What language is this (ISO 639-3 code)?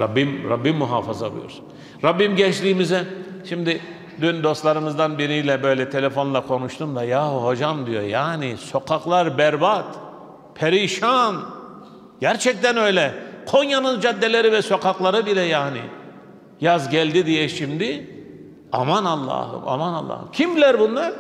tur